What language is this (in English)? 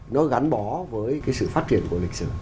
Vietnamese